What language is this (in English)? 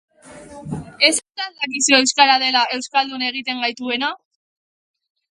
Basque